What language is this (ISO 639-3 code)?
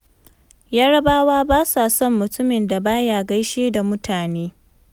hau